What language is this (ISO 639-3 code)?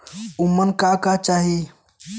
bho